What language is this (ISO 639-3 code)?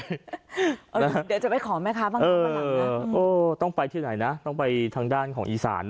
tha